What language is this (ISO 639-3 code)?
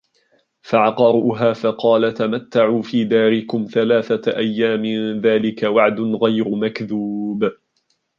ara